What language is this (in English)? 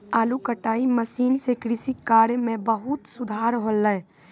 Maithili